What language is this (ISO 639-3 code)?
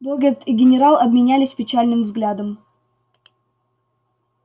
rus